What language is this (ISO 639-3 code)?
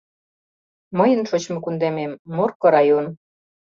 chm